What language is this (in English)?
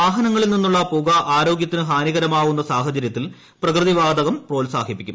Malayalam